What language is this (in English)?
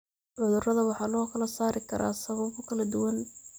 Somali